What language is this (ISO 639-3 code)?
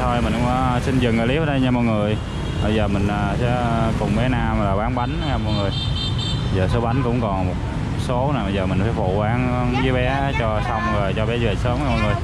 vie